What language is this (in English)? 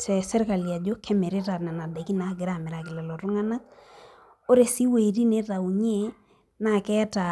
Masai